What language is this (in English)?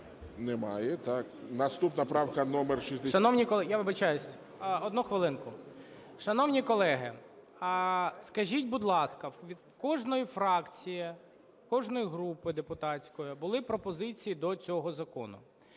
Ukrainian